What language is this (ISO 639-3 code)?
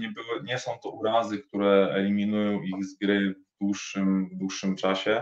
pol